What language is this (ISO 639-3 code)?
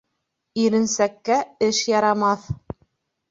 bak